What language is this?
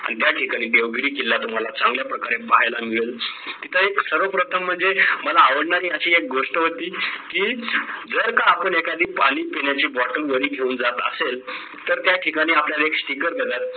Marathi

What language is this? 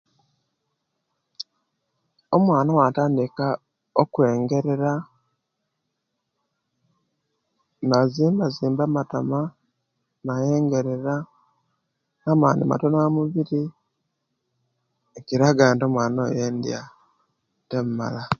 Kenyi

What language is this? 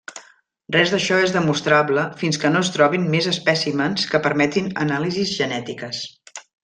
Catalan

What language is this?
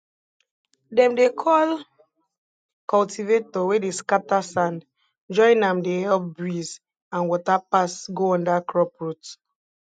Nigerian Pidgin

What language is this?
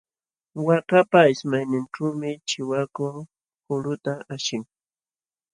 Jauja Wanca Quechua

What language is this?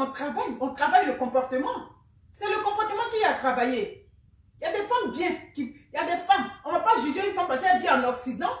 French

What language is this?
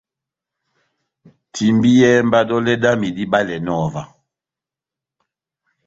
Batanga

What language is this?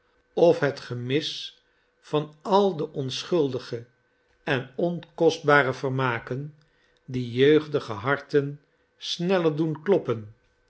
Dutch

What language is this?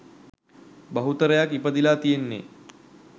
Sinhala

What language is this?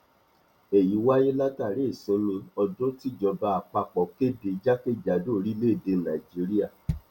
Yoruba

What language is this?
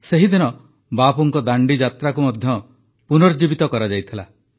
Odia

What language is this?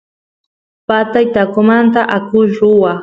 Santiago del Estero Quichua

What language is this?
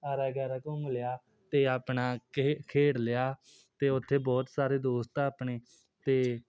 Punjabi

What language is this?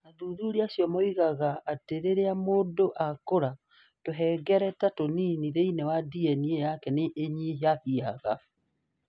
Kikuyu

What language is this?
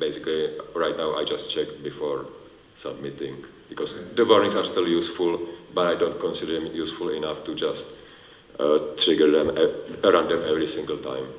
English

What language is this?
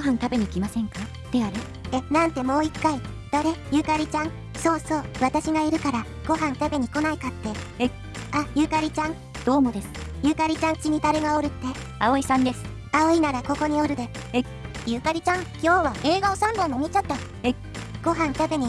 Japanese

